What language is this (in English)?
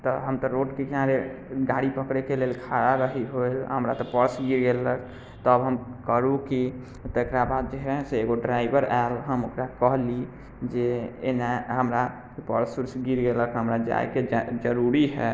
Maithili